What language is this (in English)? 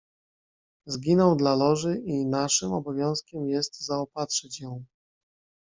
Polish